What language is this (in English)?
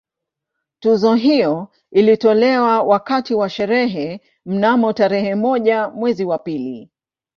Swahili